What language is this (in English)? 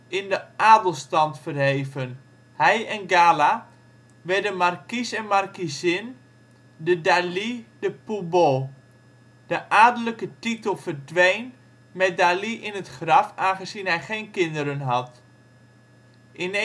Dutch